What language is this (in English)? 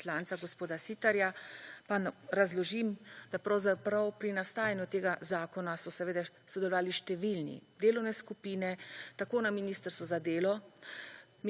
Slovenian